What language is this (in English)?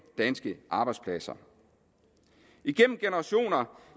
Danish